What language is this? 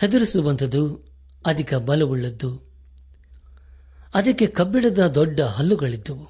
Kannada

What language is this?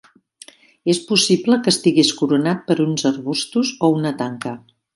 Catalan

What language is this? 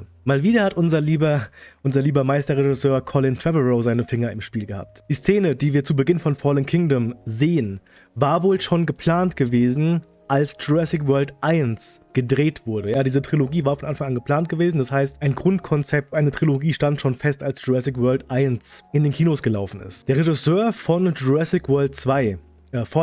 German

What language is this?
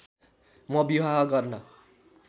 Nepali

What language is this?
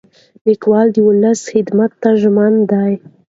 Pashto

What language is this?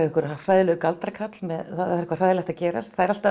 Icelandic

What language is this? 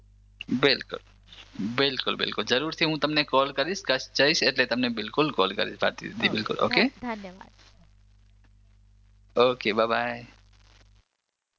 Gujarati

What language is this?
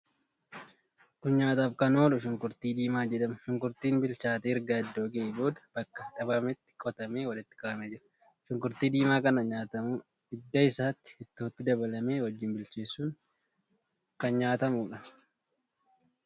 Oromo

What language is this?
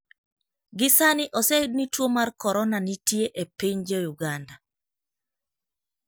Luo (Kenya and Tanzania)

